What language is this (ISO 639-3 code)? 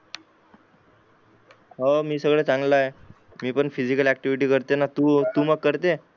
mar